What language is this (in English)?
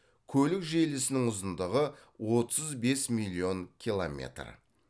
Kazakh